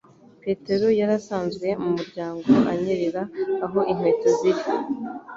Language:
Kinyarwanda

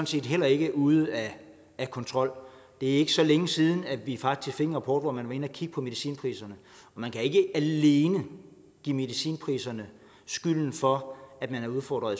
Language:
Danish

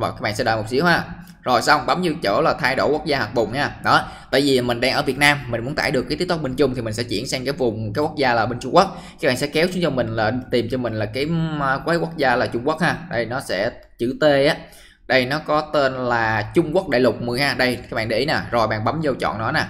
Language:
Vietnamese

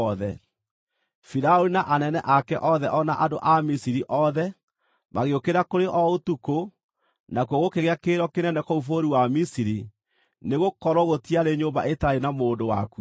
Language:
Kikuyu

